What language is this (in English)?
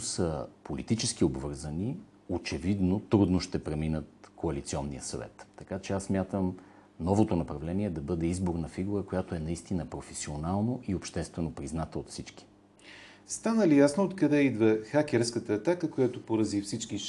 Bulgarian